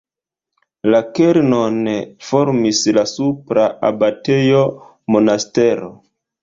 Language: Esperanto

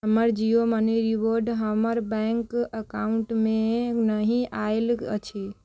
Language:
Maithili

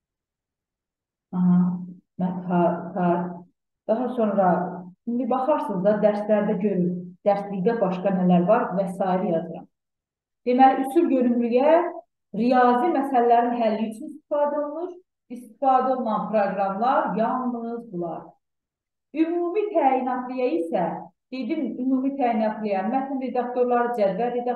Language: Turkish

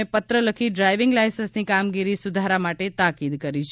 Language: Gujarati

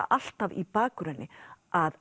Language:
Icelandic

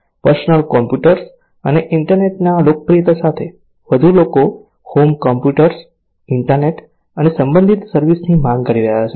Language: Gujarati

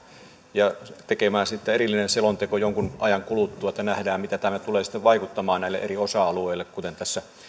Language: Finnish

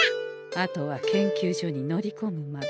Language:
Japanese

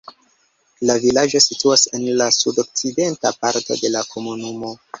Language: Esperanto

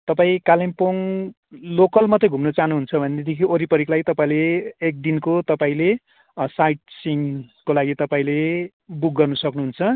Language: Nepali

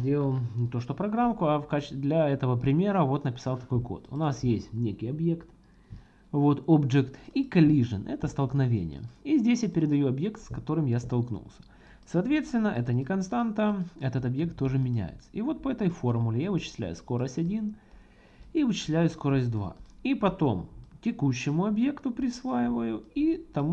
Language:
Russian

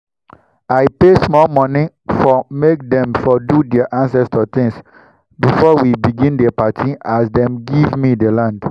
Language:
Nigerian Pidgin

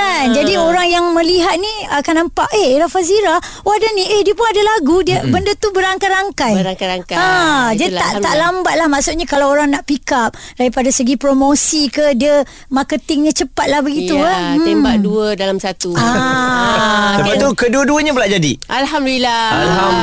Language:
Malay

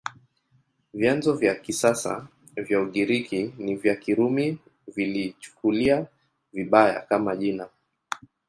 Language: Swahili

